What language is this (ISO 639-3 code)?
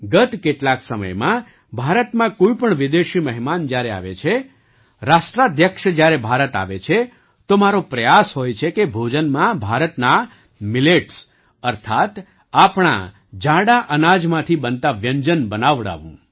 guj